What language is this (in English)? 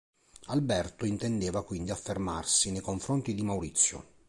Italian